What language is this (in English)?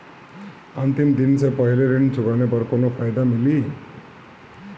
Bhojpuri